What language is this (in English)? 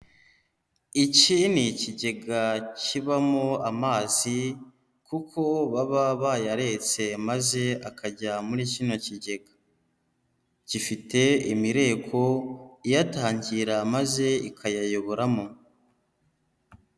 Kinyarwanda